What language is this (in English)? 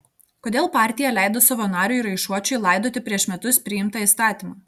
Lithuanian